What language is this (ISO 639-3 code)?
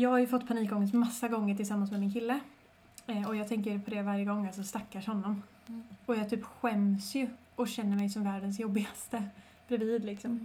swe